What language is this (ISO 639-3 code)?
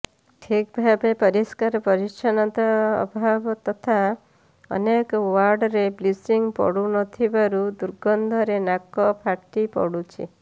ori